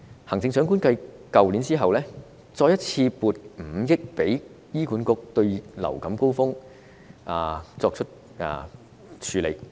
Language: Cantonese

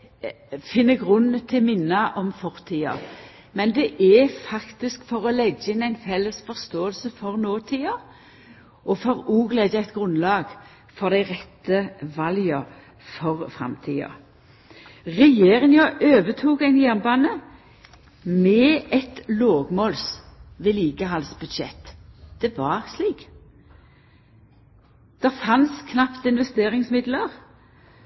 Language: Norwegian Nynorsk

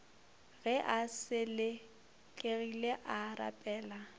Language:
Northern Sotho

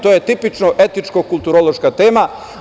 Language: Serbian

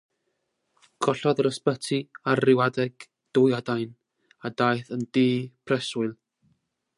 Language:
Welsh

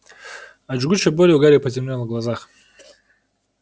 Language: Russian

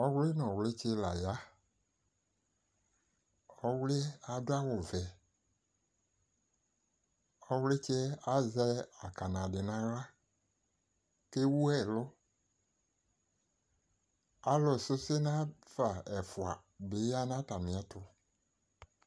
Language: Ikposo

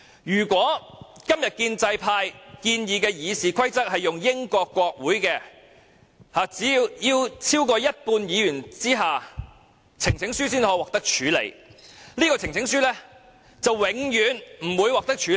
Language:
Cantonese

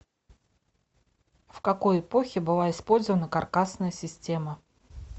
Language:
Russian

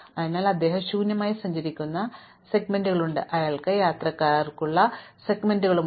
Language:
Malayalam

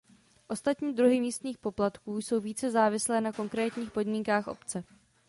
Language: Czech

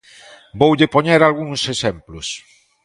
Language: Galician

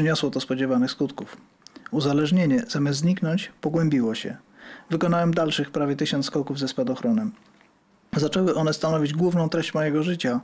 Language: Polish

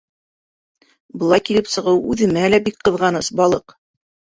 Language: Bashkir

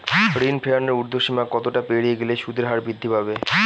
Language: Bangla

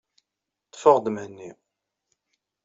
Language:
Kabyle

